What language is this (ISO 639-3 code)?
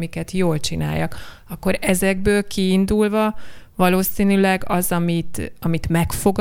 hun